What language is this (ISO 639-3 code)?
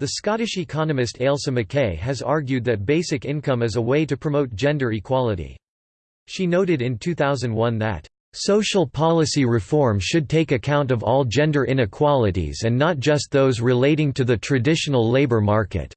eng